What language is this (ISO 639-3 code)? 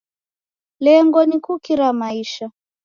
dav